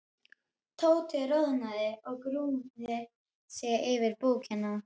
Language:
Icelandic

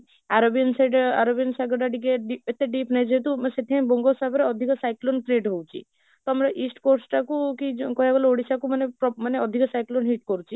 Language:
Odia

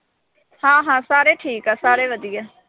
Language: Punjabi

